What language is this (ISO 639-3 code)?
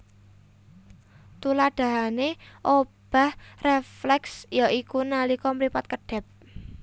jav